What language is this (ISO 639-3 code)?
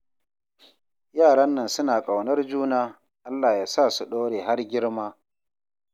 hau